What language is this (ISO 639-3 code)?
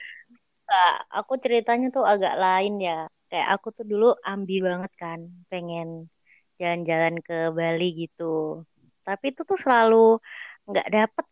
ind